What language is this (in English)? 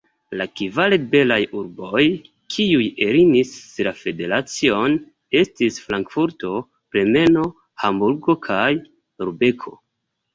Esperanto